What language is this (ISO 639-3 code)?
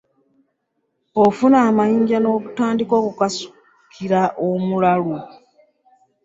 lug